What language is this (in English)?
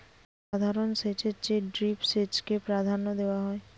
Bangla